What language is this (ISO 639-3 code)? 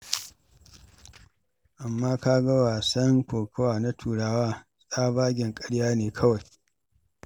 hau